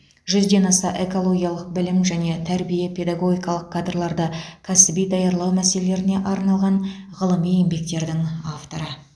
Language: Kazakh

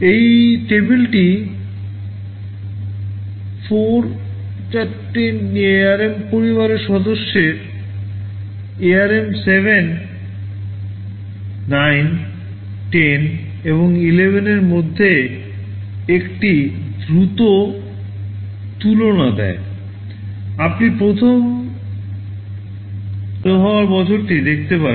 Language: Bangla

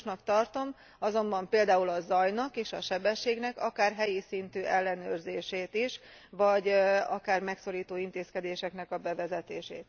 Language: Hungarian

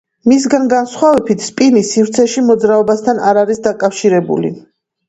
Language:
Georgian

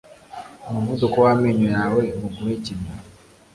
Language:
Kinyarwanda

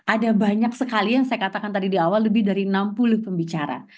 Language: Indonesian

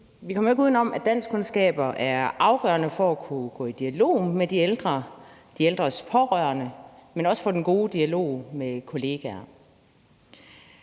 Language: Danish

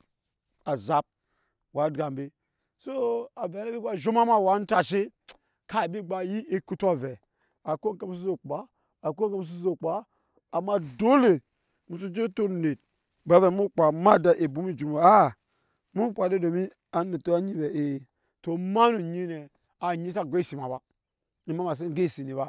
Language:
Nyankpa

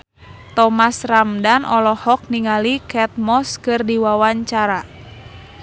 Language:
Sundanese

